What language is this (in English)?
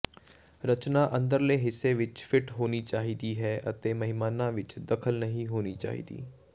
Punjabi